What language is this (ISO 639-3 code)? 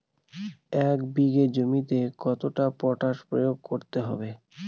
ben